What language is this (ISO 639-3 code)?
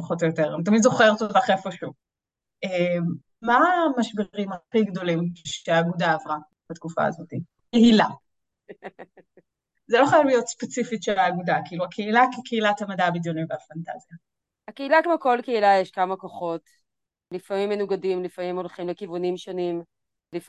heb